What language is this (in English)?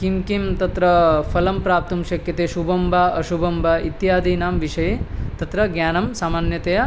Sanskrit